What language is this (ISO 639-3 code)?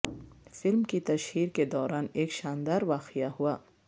urd